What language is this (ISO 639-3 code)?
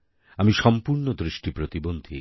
ben